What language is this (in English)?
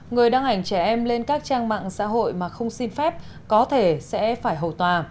Vietnamese